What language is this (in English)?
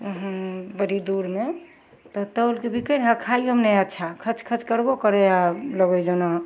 Maithili